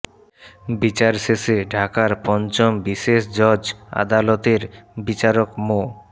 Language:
Bangla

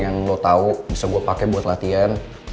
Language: Indonesian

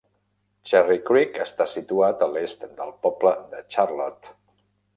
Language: Catalan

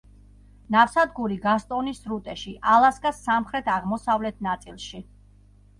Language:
Georgian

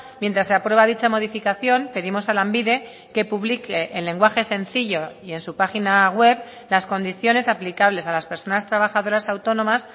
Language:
Spanish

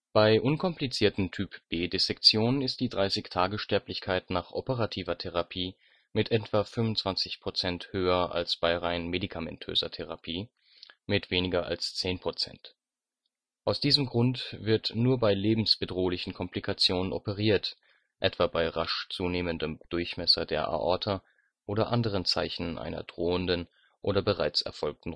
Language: German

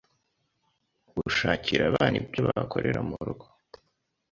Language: Kinyarwanda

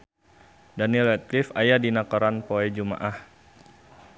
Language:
Sundanese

